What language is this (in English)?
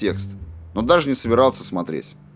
Russian